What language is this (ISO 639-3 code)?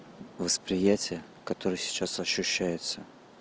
rus